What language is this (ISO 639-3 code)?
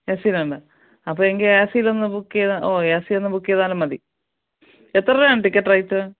mal